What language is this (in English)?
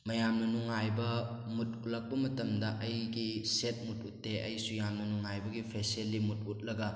Manipuri